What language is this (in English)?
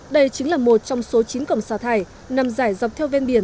Vietnamese